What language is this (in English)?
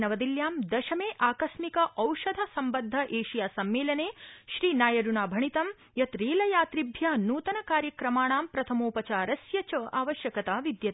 Sanskrit